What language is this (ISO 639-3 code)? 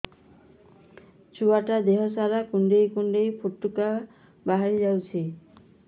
ori